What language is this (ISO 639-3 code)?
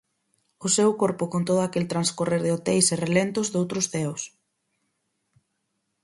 glg